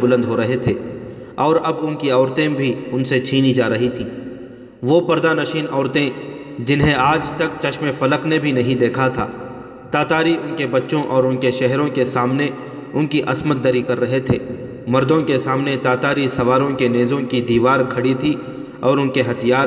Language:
Urdu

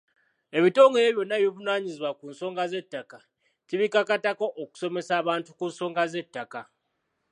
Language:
Ganda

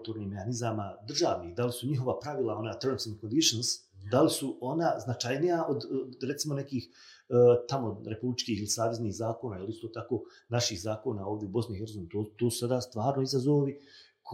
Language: Croatian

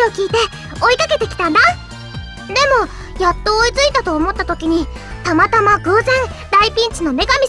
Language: Japanese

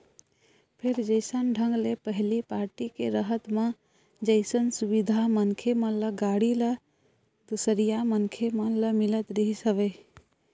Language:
Chhattisgarhi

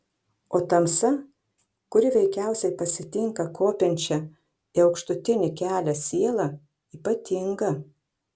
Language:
Lithuanian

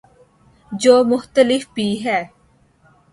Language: Urdu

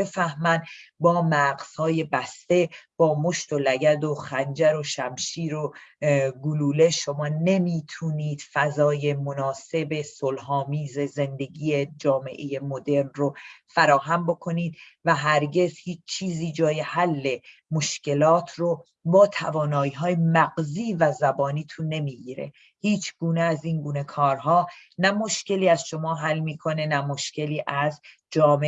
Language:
Persian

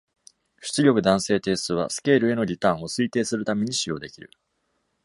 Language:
Japanese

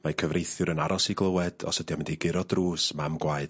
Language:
Welsh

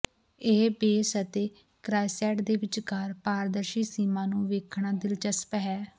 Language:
Punjabi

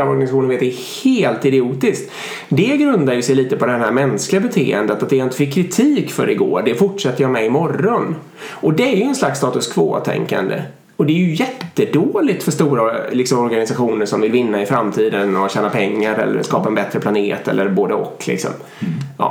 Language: Swedish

